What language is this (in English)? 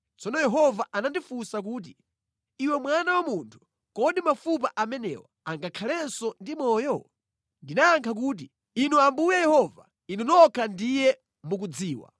Nyanja